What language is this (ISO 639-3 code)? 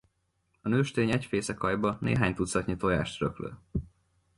hun